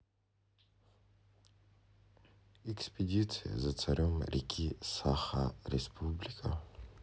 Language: Russian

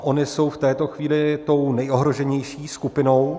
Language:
Czech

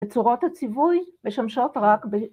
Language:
Hebrew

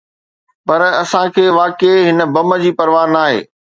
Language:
Sindhi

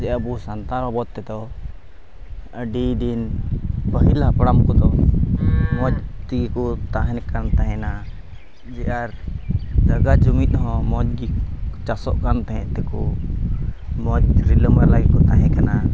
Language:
Santali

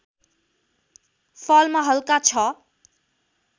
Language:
Nepali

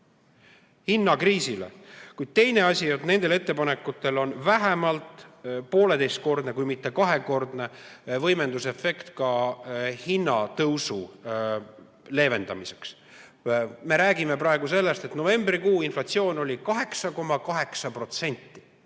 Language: Estonian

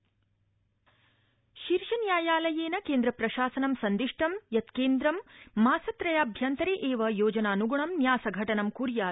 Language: Sanskrit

